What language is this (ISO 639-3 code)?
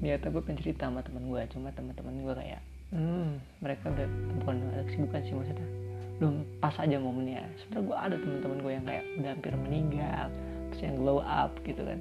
ind